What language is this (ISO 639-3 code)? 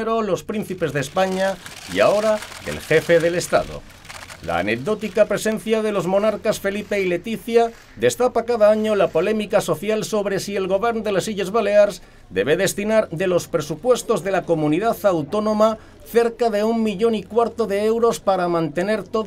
spa